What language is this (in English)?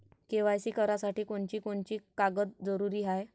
Marathi